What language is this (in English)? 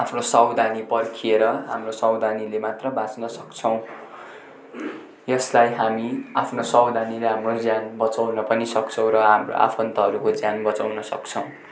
Nepali